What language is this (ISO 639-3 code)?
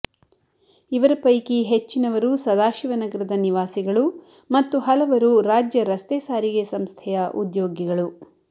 kan